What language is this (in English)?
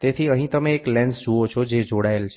Gujarati